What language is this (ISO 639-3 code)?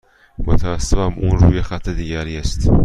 fas